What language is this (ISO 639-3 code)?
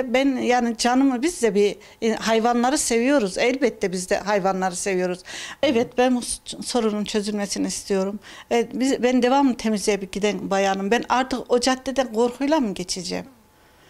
tur